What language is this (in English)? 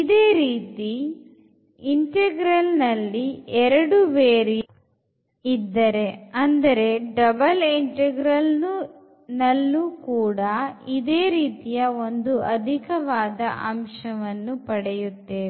Kannada